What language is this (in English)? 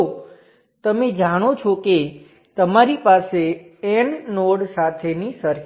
Gujarati